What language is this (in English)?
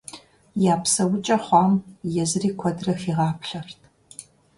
Kabardian